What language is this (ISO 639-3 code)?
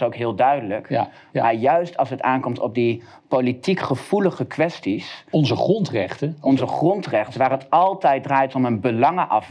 nld